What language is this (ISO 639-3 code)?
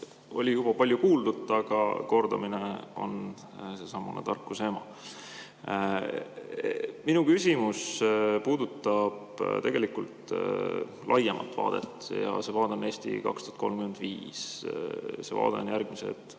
est